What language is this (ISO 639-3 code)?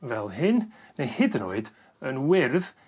cym